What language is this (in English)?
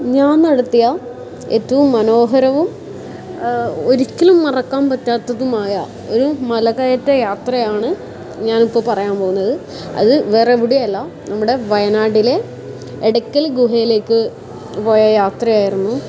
Malayalam